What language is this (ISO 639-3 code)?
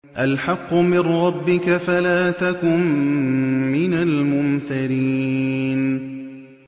ara